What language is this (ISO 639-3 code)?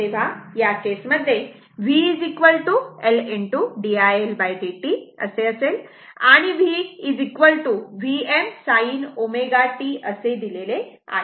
mar